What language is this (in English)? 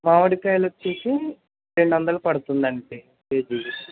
Telugu